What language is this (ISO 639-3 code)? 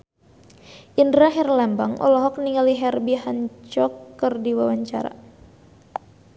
sun